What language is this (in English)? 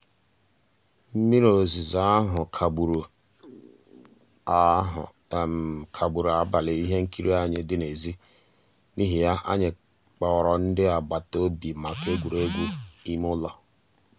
Igbo